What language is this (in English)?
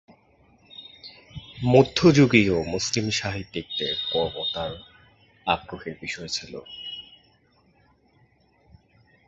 Bangla